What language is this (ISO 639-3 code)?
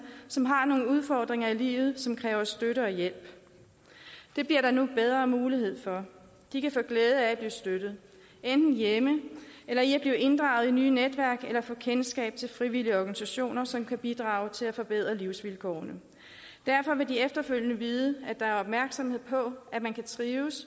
dan